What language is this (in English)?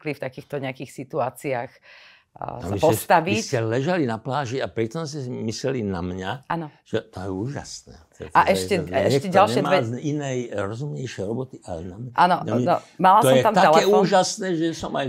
Slovak